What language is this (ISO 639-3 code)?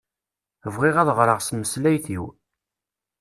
kab